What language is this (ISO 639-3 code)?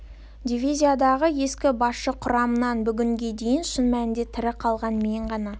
kaz